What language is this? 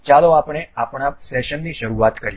Gujarati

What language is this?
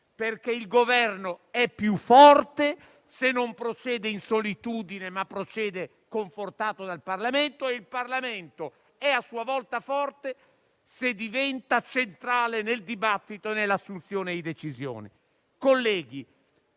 Italian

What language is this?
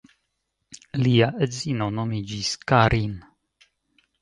Esperanto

